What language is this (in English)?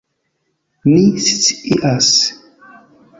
Esperanto